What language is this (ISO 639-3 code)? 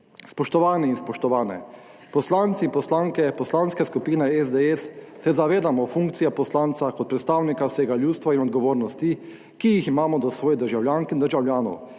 slv